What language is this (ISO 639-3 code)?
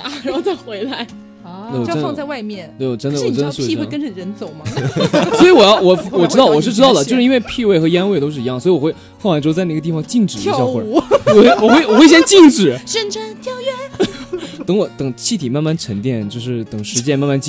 zho